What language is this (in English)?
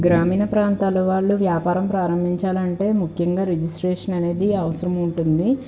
Telugu